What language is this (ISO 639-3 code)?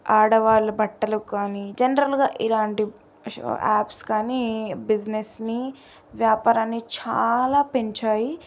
tel